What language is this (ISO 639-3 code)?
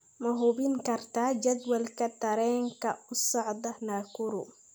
som